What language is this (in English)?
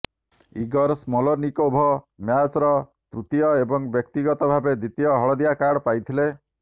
Odia